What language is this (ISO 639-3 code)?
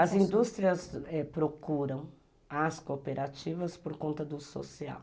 por